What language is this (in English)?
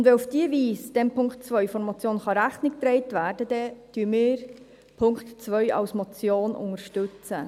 Swiss German